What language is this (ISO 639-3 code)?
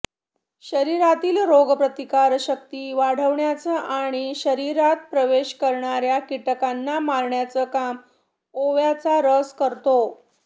mar